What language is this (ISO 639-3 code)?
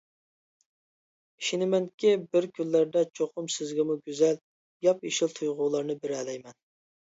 uig